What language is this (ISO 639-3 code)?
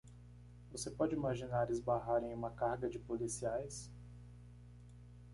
por